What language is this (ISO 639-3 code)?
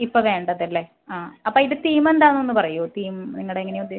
mal